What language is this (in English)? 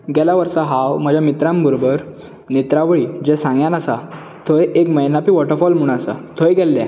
Konkani